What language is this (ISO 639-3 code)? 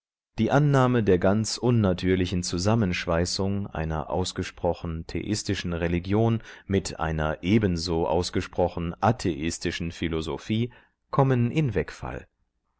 deu